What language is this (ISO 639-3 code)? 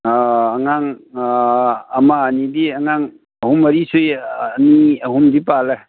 mni